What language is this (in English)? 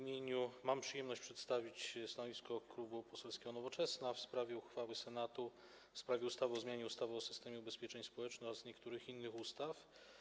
Polish